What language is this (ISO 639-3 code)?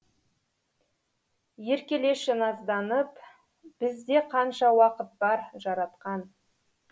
kaz